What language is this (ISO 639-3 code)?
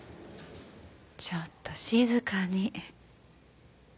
jpn